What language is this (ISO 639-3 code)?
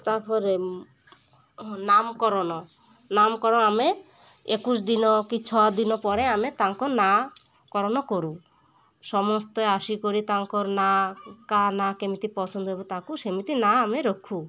ori